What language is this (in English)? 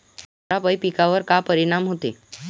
Marathi